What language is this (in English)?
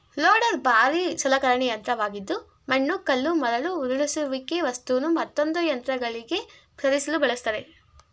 Kannada